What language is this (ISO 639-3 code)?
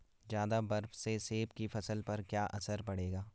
hin